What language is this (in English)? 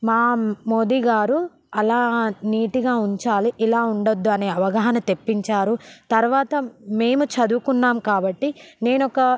Telugu